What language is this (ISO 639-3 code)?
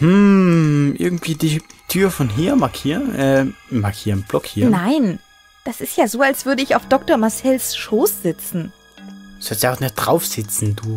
deu